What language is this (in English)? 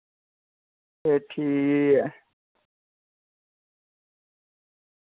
Dogri